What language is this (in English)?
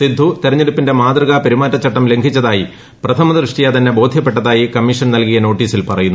Malayalam